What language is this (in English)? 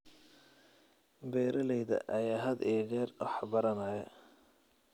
Somali